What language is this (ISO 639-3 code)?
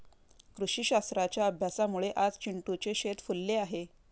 mar